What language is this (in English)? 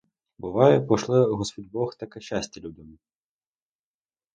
Ukrainian